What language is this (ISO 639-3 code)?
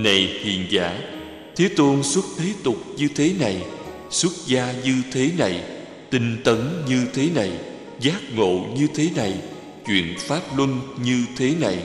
vie